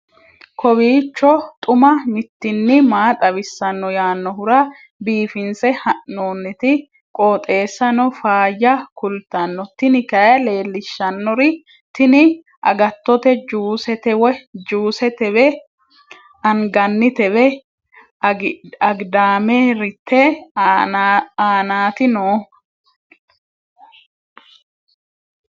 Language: Sidamo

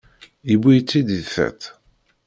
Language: Kabyle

